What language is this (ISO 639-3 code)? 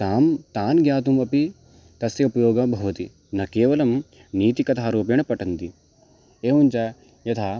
san